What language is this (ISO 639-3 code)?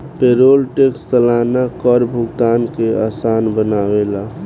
bho